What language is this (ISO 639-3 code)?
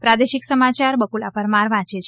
guj